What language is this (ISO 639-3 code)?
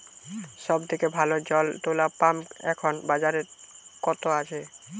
ben